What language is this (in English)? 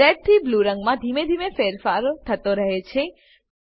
Gujarati